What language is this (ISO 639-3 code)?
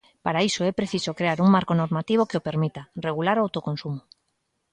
glg